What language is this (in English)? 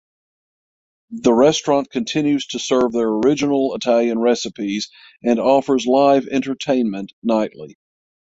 English